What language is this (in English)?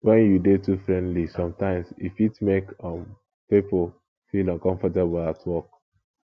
Nigerian Pidgin